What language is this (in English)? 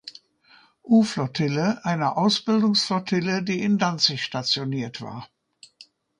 German